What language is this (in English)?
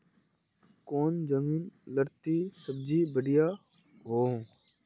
Magahi